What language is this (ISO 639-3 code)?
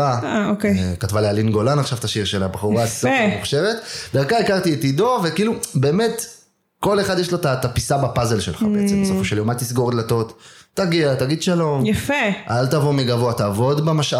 heb